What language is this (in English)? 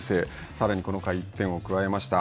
Japanese